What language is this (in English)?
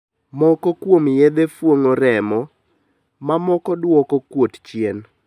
Luo (Kenya and Tanzania)